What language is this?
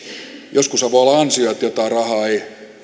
Finnish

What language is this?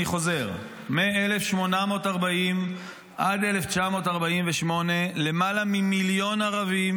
Hebrew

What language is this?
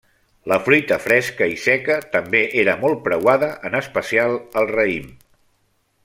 Catalan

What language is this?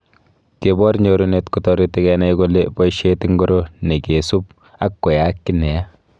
Kalenjin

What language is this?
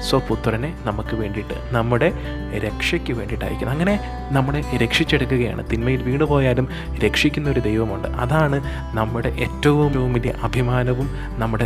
Malayalam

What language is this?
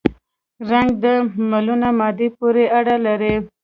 Pashto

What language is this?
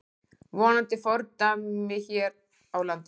Icelandic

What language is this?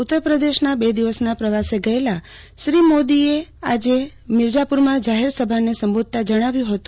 Gujarati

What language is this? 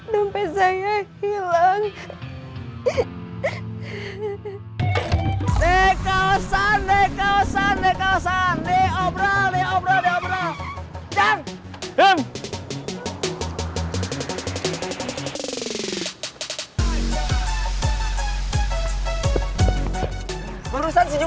Indonesian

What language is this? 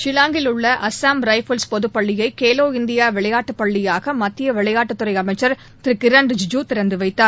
Tamil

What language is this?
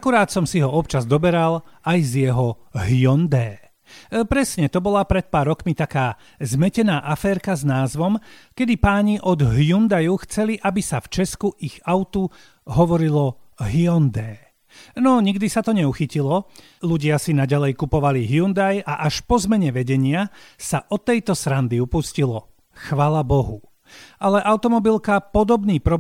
Slovak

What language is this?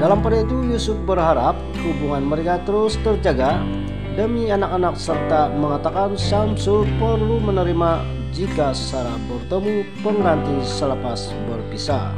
Indonesian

